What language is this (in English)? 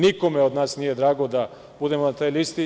Serbian